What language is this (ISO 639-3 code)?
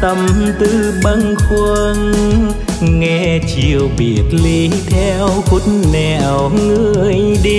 vie